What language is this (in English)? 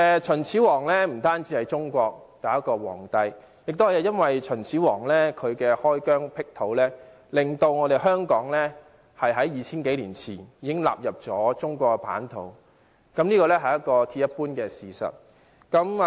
Cantonese